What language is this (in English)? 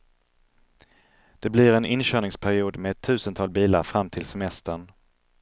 Swedish